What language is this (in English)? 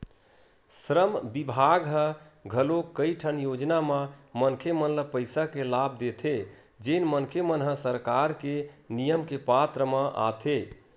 Chhattisgarhi